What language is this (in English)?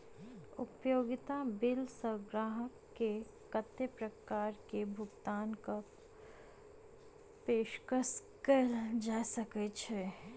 Maithili